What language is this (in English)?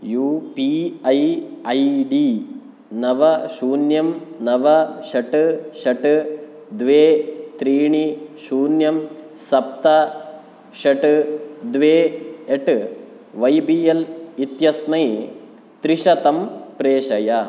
Sanskrit